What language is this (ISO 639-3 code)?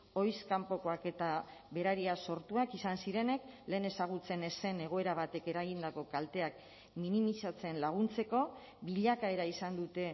eus